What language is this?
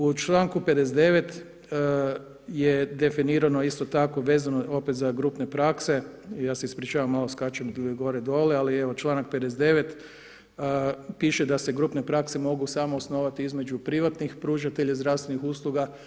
Croatian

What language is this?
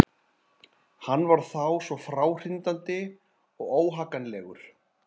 Icelandic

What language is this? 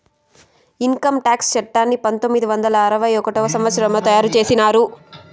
Telugu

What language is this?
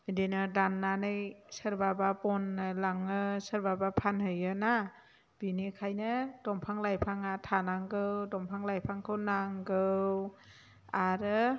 Bodo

